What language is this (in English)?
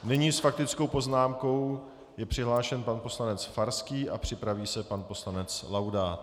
Czech